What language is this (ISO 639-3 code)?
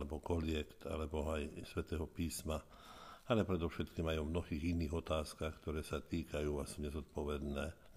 slk